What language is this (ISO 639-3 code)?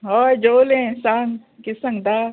kok